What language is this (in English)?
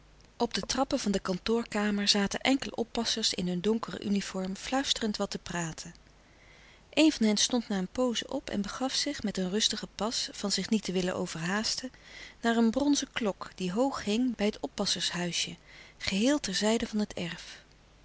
Dutch